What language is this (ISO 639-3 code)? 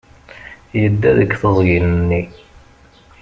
kab